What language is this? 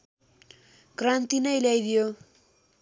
Nepali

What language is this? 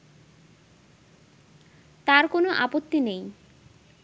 Bangla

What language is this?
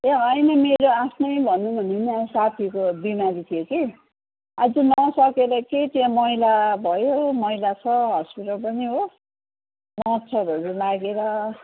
Nepali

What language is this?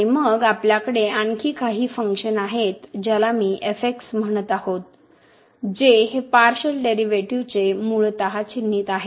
Marathi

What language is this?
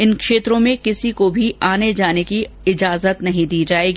Hindi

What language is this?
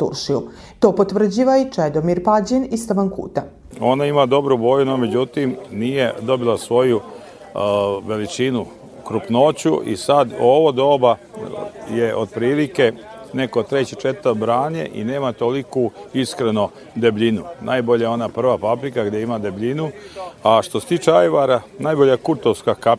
Croatian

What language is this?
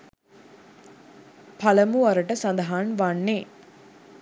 Sinhala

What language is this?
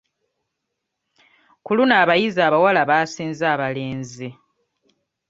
Ganda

